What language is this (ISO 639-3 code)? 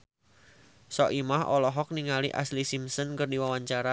sun